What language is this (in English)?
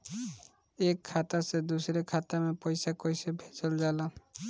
Bhojpuri